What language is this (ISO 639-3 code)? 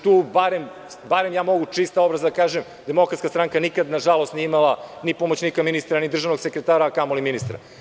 srp